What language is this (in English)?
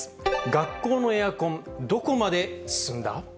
Japanese